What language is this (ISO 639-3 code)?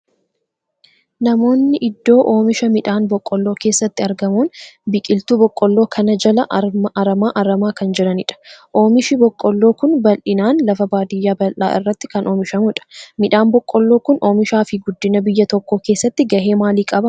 orm